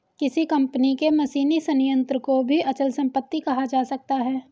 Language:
Hindi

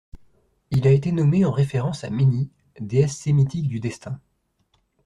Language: French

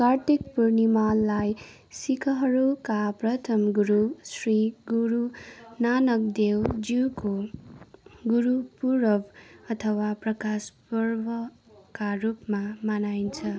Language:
Nepali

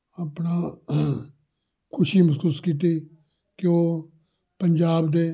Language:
Punjabi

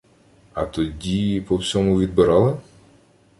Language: Ukrainian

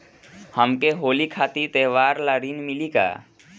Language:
Bhojpuri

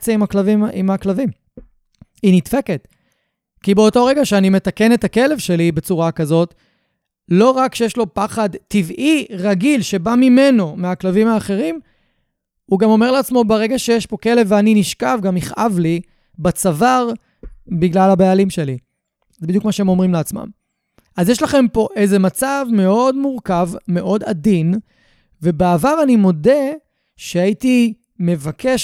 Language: Hebrew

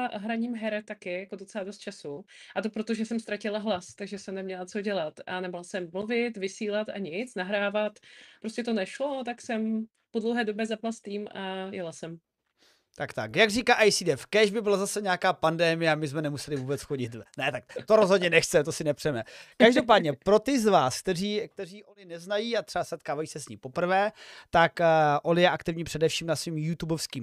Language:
Czech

